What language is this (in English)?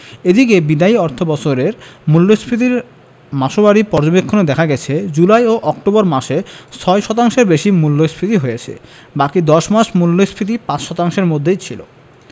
Bangla